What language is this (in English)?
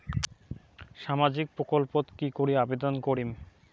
Bangla